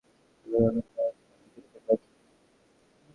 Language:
Bangla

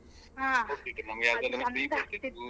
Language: Kannada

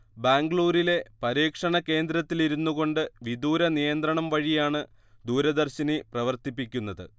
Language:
Malayalam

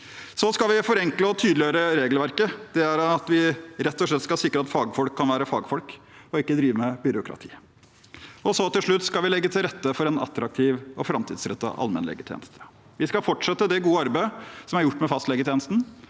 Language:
Norwegian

